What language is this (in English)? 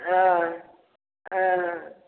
Maithili